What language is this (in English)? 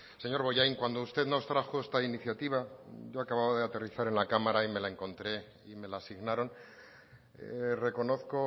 Spanish